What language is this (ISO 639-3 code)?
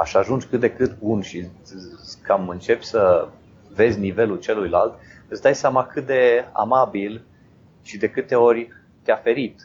ron